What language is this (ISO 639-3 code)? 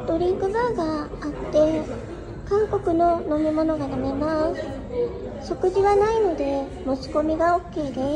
jpn